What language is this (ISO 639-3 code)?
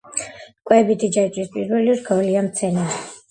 kat